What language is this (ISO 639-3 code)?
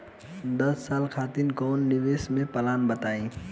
bho